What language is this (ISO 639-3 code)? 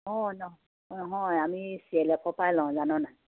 asm